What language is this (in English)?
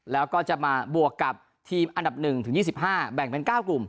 Thai